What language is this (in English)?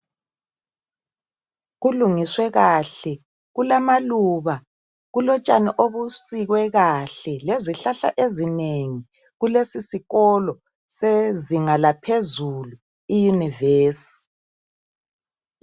North Ndebele